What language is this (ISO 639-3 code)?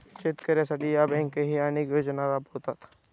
mar